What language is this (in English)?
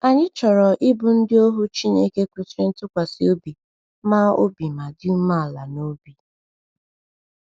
Igbo